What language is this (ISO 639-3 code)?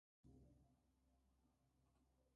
spa